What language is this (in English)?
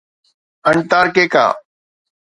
Sindhi